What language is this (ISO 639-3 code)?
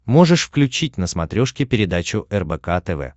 rus